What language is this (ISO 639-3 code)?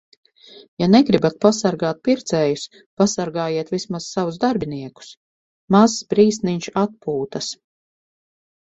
lav